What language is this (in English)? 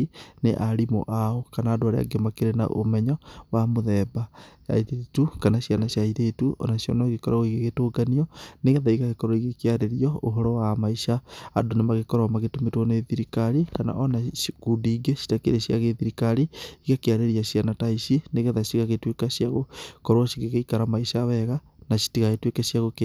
Kikuyu